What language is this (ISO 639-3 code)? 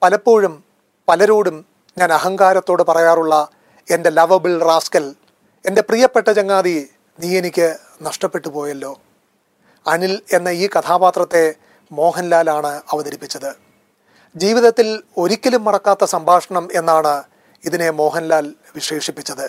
mal